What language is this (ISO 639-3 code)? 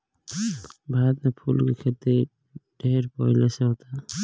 bho